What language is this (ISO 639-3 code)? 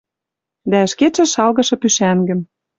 mrj